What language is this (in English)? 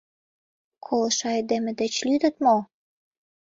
Mari